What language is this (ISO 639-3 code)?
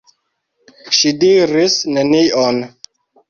epo